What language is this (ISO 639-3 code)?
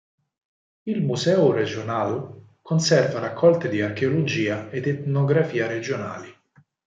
ita